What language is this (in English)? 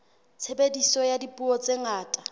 Southern Sotho